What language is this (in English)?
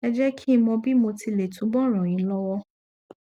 Yoruba